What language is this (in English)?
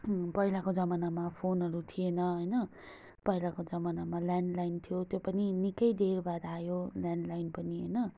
Nepali